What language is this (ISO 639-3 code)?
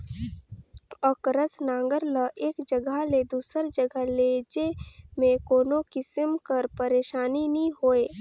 hne